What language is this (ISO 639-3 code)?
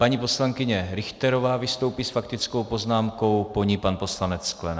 ces